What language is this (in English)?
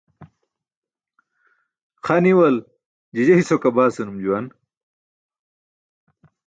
Burushaski